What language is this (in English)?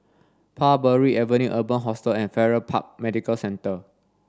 English